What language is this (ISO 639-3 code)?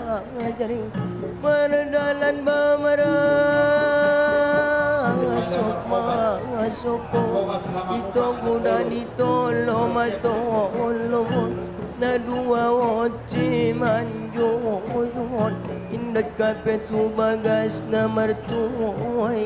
ind